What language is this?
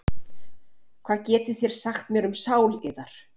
Icelandic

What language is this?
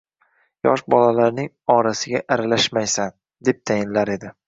Uzbek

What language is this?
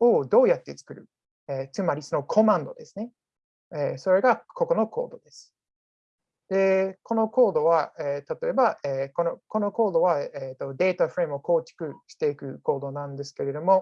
Japanese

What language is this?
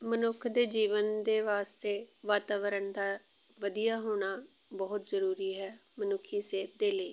Punjabi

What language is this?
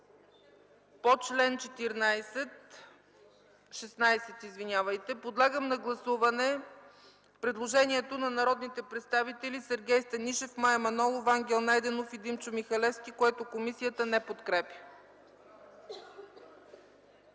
Bulgarian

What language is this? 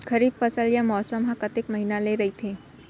Chhattisgarhi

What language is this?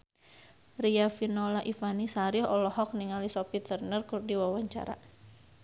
Sundanese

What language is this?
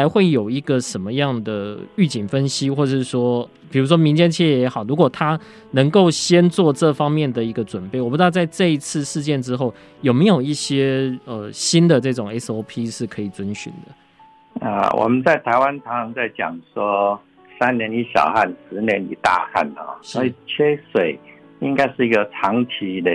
Chinese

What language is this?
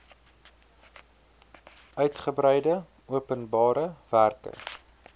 Afrikaans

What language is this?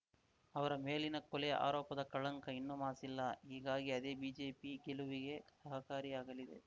Kannada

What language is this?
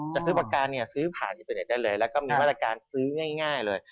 Thai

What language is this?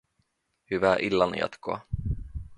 Finnish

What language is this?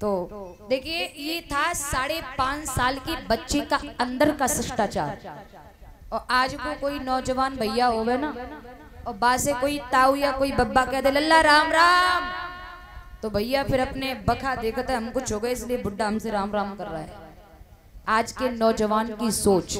Hindi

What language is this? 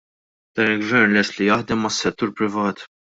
Maltese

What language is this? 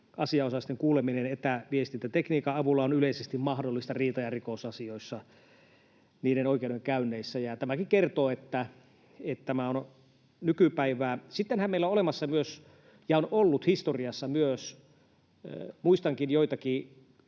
Finnish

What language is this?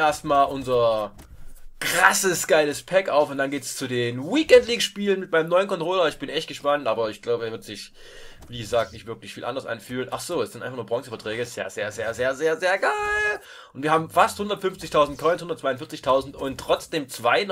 German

